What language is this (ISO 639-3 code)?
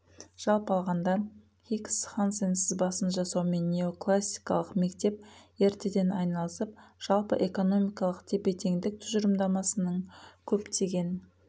kaz